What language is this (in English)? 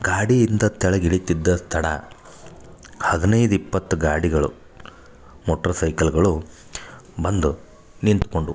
Kannada